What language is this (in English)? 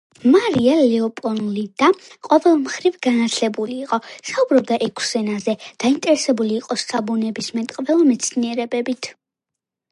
Georgian